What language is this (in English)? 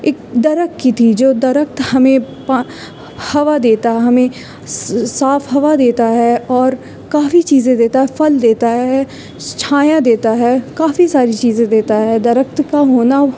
Urdu